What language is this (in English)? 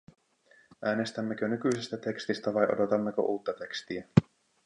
Finnish